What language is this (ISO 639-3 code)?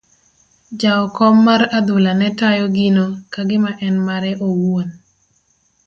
luo